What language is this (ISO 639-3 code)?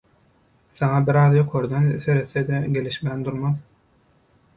tuk